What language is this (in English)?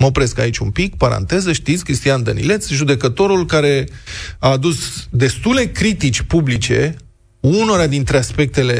Romanian